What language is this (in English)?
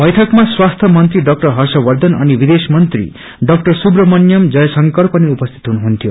Nepali